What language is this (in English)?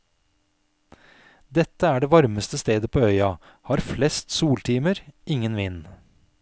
Norwegian